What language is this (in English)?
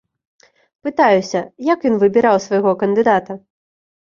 Belarusian